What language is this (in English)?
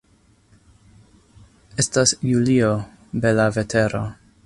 Esperanto